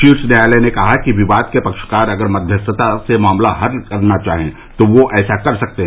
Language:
Hindi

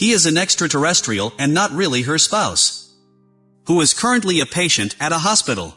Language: English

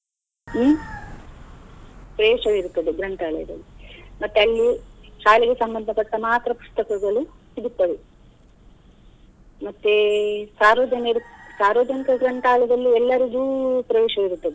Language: Kannada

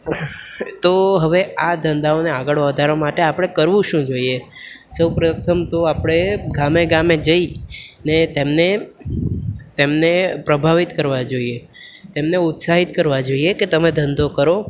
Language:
Gujarati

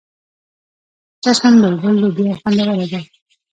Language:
Pashto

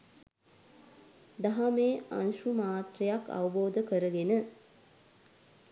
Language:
Sinhala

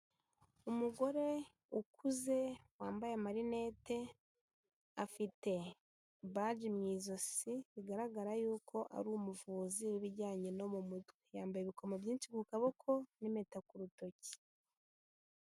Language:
Kinyarwanda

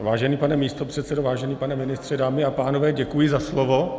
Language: Czech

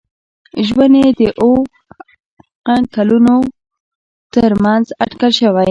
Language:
Pashto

